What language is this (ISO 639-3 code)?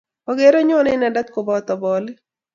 kln